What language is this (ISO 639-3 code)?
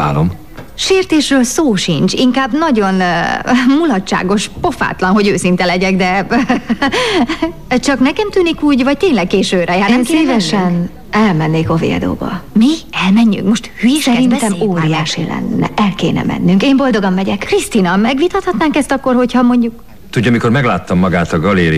hun